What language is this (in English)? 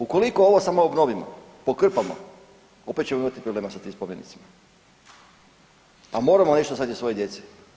Croatian